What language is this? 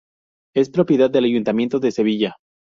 Spanish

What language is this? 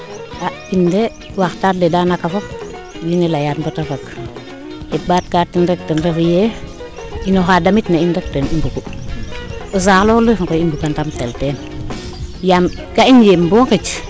Serer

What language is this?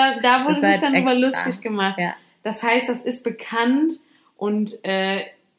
German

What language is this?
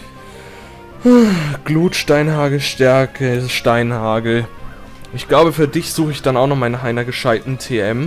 German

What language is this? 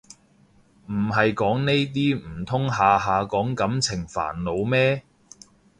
Cantonese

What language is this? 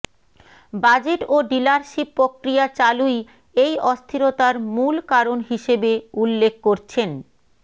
Bangla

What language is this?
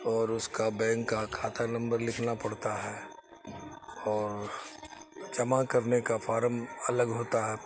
Urdu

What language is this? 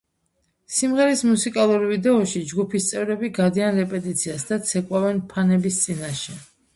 Georgian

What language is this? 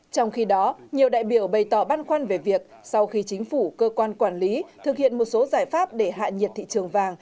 Vietnamese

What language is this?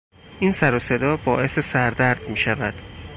Persian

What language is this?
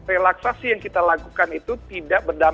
Indonesian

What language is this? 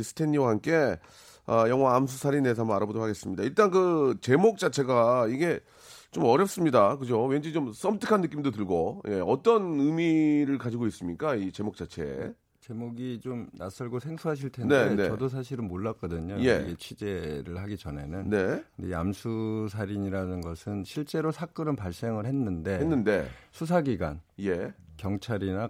Korean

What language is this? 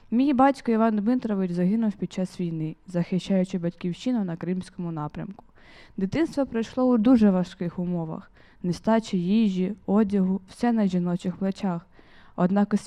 Ukrainian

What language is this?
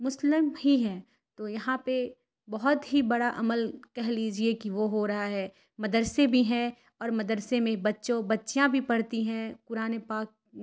Urdu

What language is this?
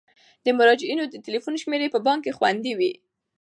Pashto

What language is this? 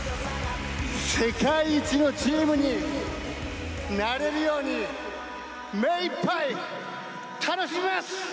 Japanese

